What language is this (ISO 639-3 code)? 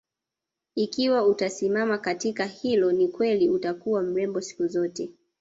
swa